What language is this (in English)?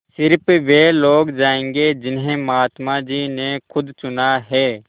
Hindi